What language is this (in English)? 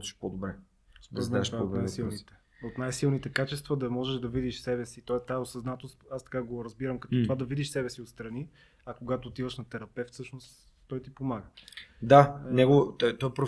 Bulgarian